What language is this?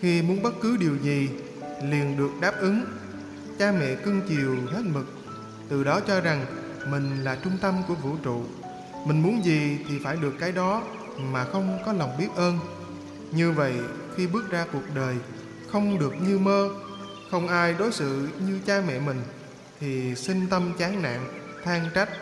Vietnamese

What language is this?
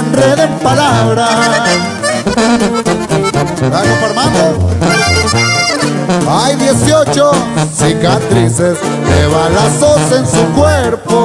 Spanish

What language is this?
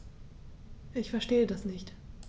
German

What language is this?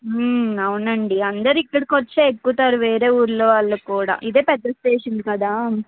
Telugu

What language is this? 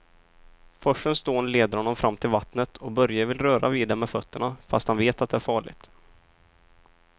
Swedish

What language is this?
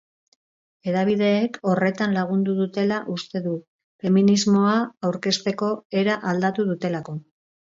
Basque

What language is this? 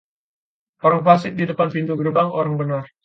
Indonesian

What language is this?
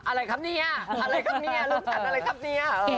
Thai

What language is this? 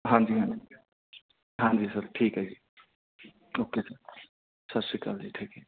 Punjabi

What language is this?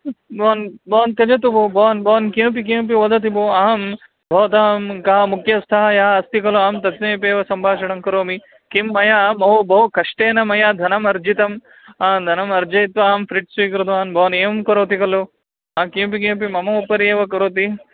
Sanskrit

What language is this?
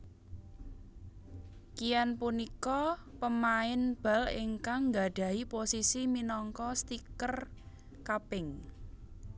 Javanese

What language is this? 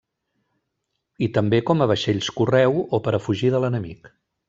Catalan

